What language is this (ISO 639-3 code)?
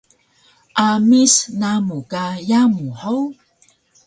trv